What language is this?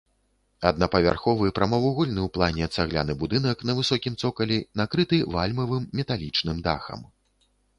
Belarusian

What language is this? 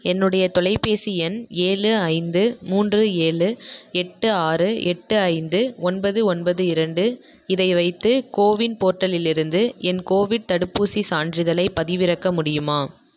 Tamil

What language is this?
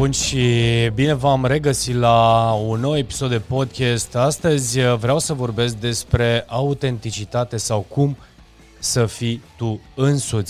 Romanian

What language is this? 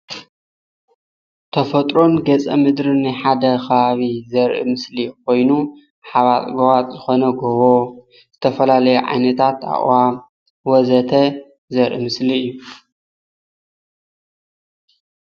Tigrinya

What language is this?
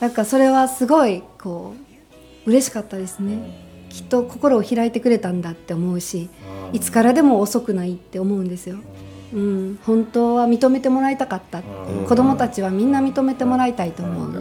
Japanese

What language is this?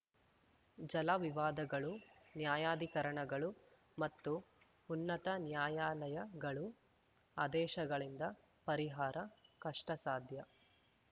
Kannada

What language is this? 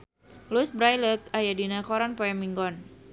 Sundanese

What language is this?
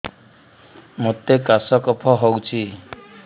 Odia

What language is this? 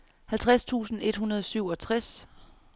Danish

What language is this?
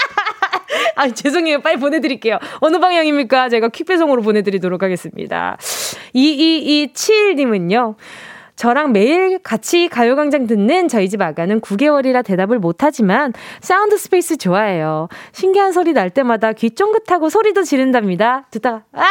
Korean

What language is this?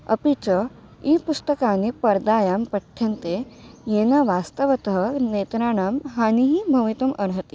Sanskrit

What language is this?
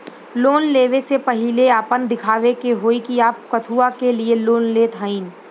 Bhojpuri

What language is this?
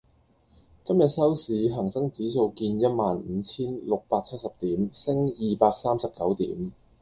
Cantonese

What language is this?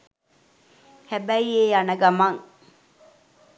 Sinhala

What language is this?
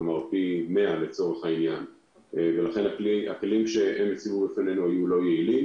Hebrew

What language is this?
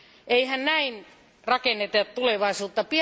Finnish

